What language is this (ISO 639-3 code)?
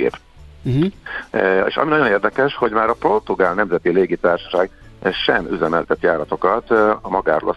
hun